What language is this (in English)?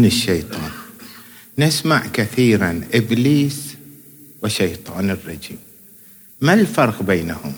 Arabic